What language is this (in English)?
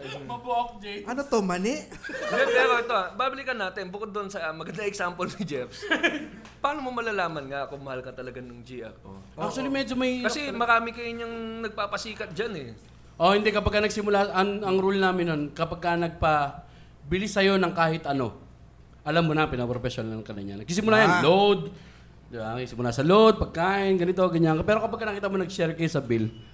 Filipino